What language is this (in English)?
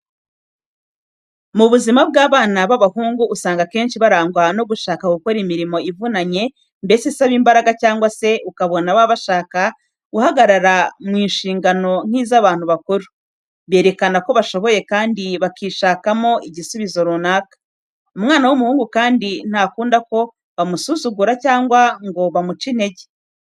Kinyarwanda